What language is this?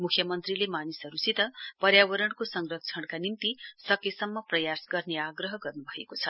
Nepali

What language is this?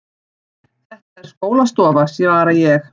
Icelandic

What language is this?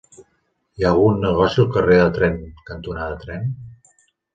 Catalan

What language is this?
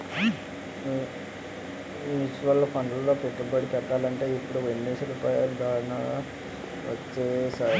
Telugu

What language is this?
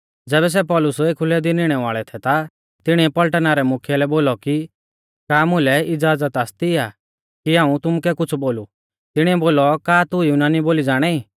Mahasu Pahari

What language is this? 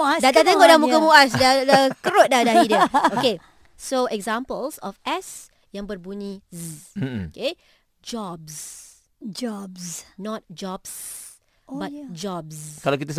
Malay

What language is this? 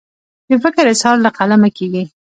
Pashto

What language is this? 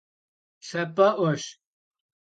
Kabardian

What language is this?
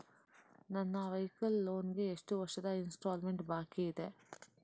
Kannada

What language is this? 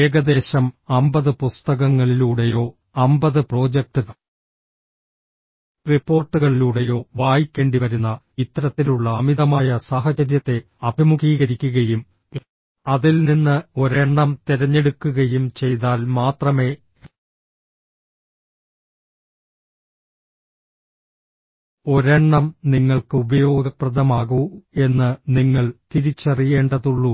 Malayalam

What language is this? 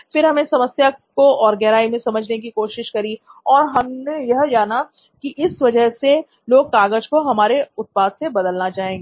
Hindi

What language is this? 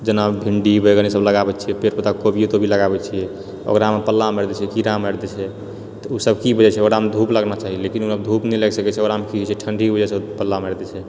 Maithili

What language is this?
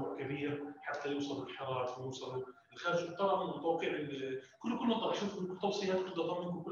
Arabic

